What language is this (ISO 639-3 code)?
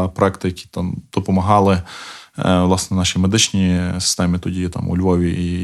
ukr